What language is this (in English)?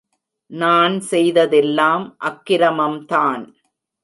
Tamil